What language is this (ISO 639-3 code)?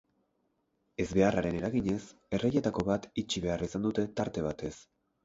eus